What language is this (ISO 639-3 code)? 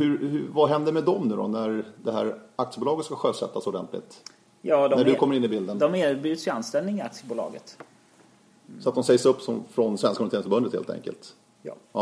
swe